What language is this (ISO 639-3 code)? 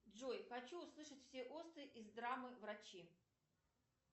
rus